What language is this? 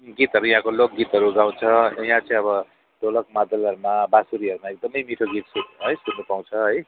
Nepali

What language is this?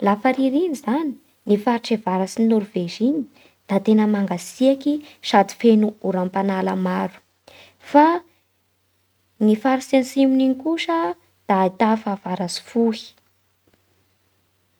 Bara Malagasy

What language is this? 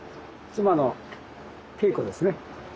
Japanese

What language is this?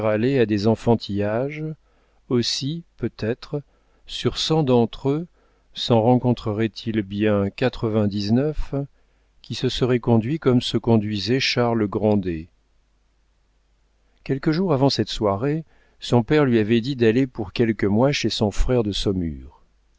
French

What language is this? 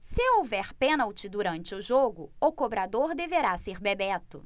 Portuguese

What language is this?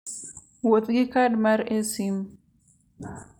Luo (Kenya and Tanzania)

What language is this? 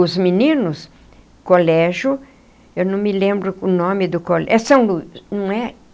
Portuguese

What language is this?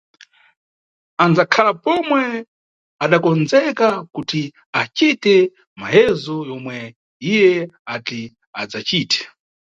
Nyungwe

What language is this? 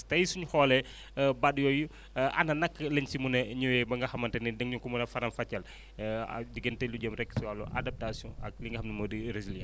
Wolof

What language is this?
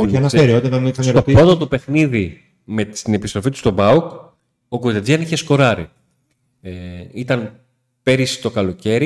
Greek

